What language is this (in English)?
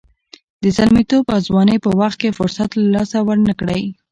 Pashto